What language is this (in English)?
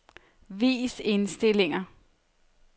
Danish